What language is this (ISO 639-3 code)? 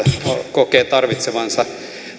fin